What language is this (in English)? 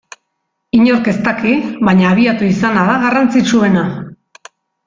Basque